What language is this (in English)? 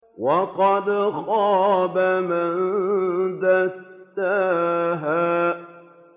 Arabic